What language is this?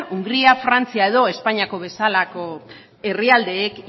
Basque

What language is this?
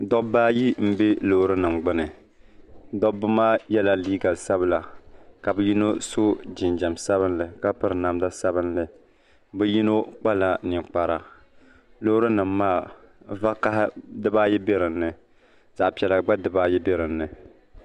Dagbani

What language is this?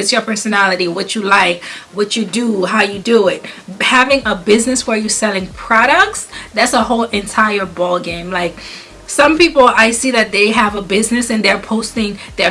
English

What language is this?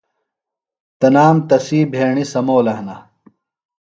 Phalura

